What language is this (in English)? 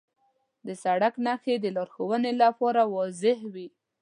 Pashto